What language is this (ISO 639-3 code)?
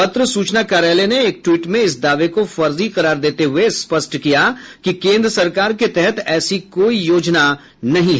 hin